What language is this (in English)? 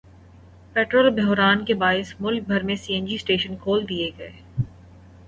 Urdu